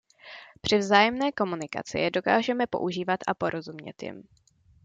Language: Czech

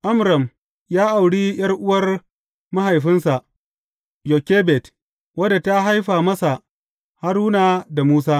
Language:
Hausa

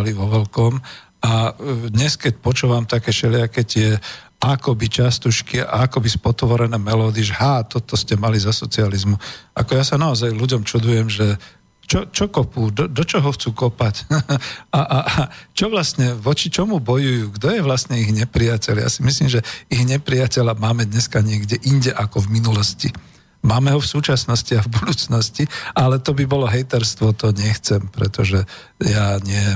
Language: Slovak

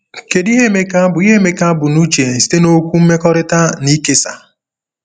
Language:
Igbo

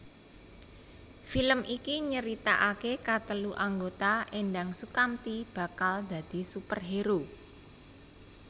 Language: Javanese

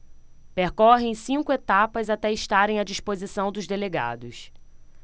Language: Portuguese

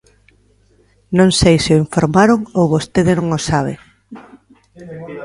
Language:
Galician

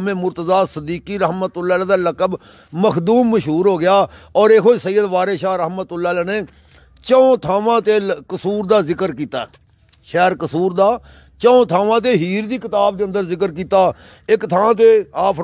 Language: Hindi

